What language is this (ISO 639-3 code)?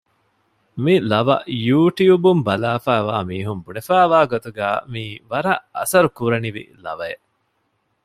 div